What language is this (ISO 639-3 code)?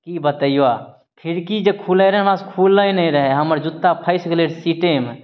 mai